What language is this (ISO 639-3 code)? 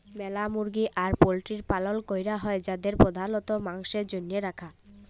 ben